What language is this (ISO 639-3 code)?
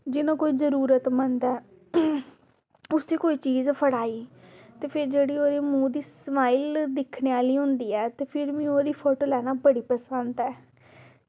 doi